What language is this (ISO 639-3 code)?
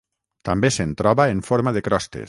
cat